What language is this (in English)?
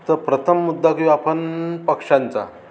Marathi